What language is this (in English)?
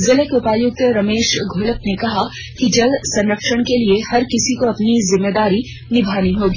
Hindi